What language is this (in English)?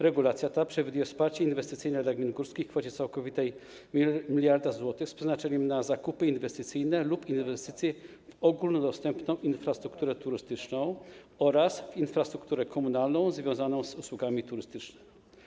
Polish